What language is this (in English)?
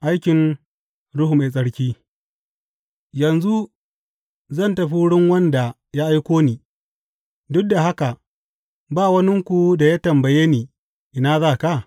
Hausa